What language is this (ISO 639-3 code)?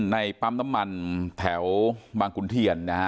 tha